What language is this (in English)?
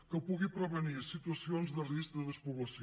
Catalan